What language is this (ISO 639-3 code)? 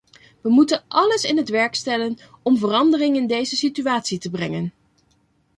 nld